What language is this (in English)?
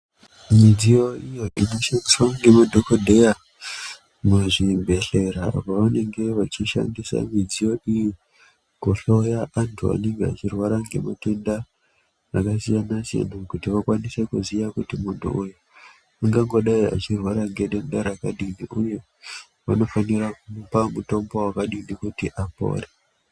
Ndau